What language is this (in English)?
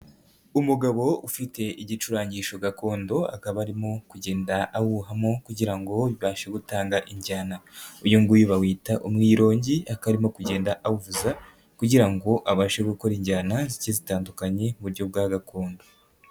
Kinyarwanda